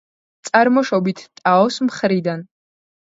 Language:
Georgian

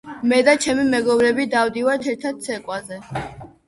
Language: Georgian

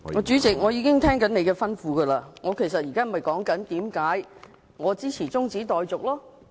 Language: Cantonese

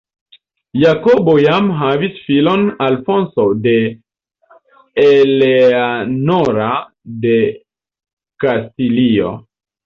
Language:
Esperanto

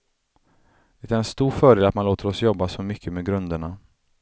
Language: Swedish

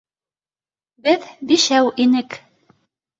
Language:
Bashkir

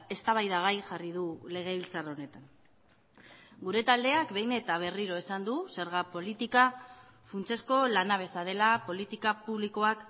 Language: Basque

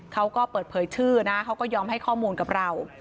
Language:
Thai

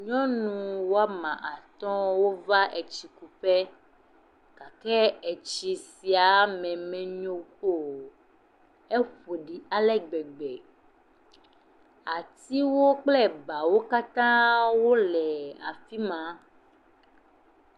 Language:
Ewe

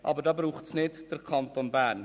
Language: Swiss German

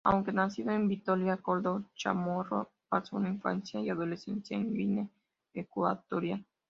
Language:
Spanish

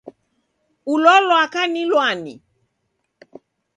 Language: Taita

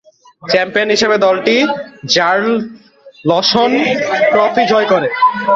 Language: Bangla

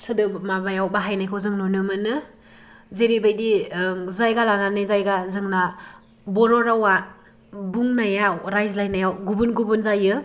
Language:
Bodo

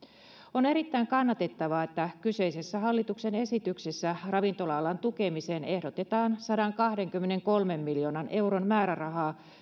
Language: Finnish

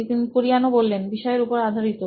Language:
Bangla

